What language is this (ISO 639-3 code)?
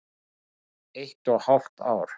isl